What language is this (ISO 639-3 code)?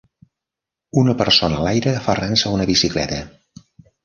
cat